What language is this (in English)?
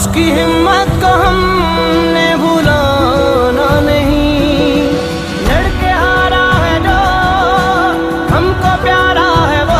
Hindi